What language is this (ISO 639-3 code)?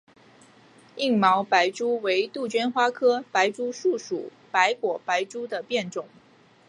zho